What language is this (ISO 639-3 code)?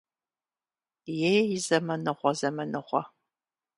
kbd